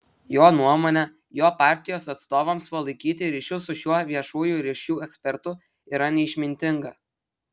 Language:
Lithuanian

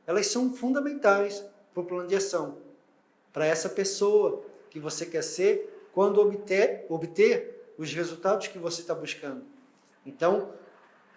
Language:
Portuguese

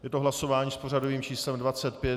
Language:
Czech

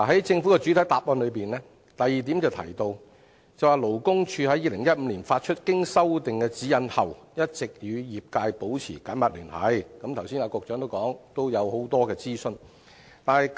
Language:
Cantonese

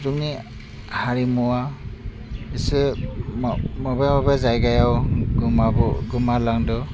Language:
Bodo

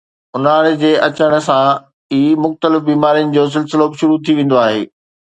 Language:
Sindhi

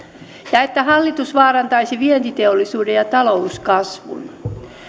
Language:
Finnish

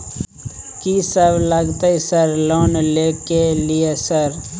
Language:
Maithili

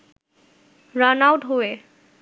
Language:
Bangla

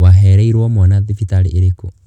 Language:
Kikuyu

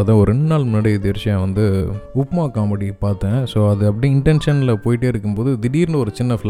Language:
Tamil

